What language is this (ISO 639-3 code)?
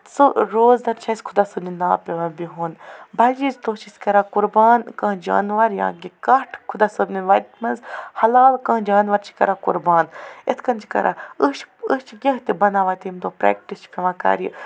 kas